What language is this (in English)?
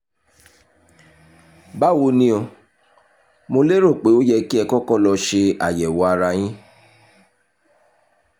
Yoruba